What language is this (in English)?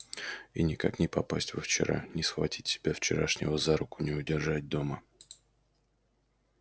Russian